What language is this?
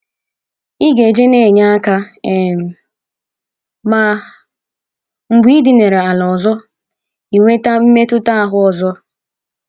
Igbo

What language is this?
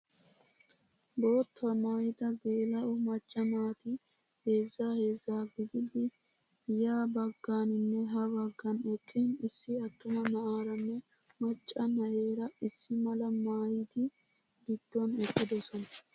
Wolaytta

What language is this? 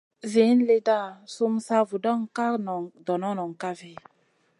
Masana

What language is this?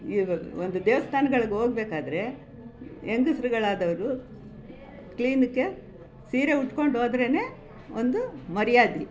Kannada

